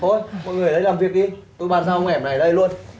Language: Vietnamese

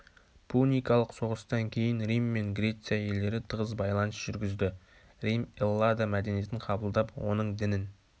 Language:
Kazakh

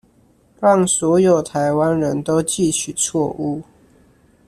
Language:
Chinese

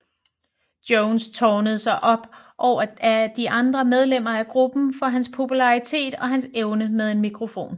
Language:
Danish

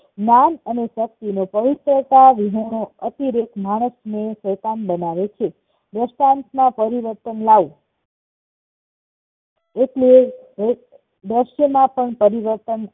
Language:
Gujarati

